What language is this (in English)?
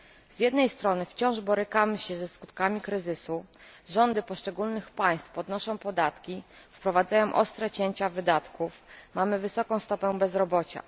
Polish